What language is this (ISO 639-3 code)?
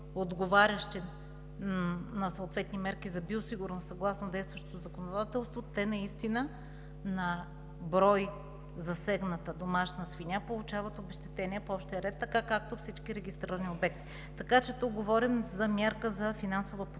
bul